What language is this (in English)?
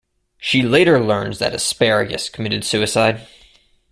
English